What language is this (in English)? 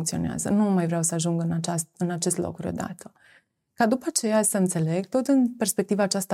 Romanian